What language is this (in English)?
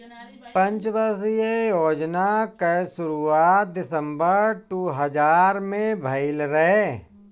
Bhojpuri